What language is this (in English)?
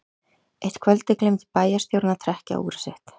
Icelandic